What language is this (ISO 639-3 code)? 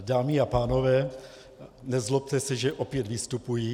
ces